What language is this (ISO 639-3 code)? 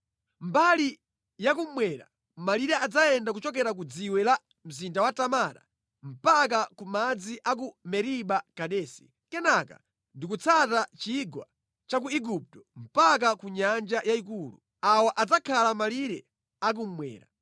nya